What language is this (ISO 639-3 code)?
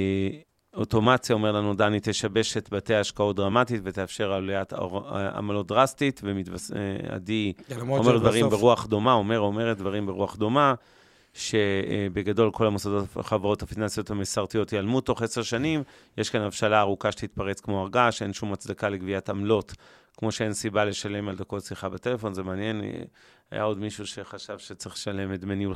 heb